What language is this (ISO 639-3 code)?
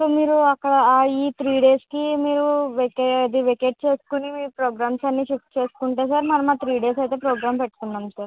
tel